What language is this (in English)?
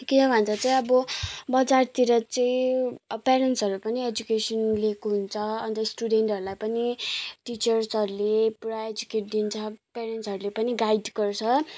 Nepali